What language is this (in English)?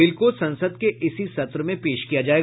Hindi